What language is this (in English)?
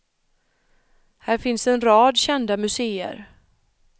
Swedish